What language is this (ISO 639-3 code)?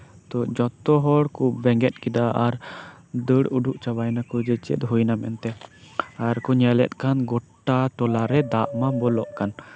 sat